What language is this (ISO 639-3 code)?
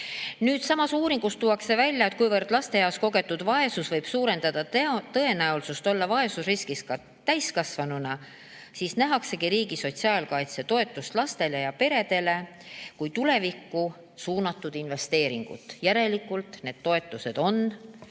est